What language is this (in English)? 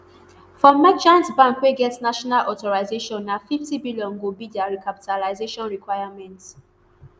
Nigerian Pidgin